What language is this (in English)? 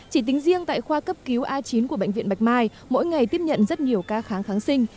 Vietnamese